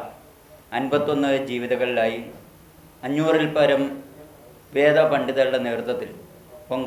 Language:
Malayalam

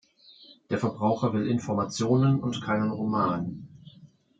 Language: German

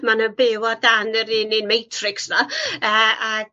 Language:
Welsh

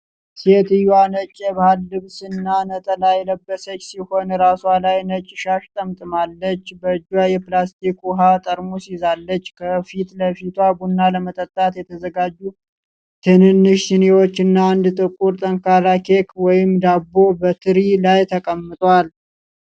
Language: Amharic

